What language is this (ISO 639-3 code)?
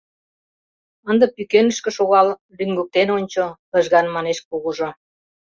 chm